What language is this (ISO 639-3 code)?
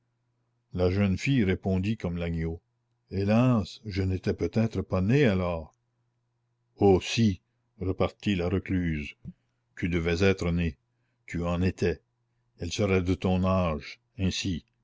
fra